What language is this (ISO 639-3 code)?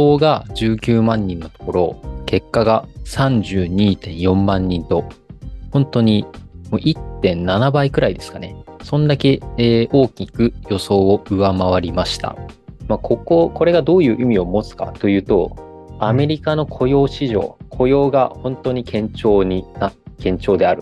jpn